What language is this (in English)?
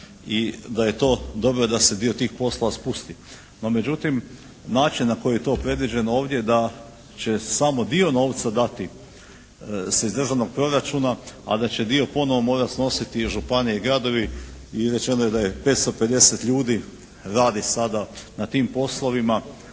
Croatian